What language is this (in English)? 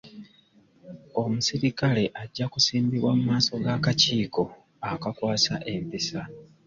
Ganda